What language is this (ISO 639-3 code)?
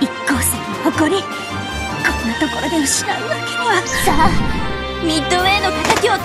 jpn